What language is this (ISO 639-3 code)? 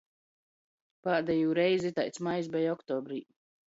ltg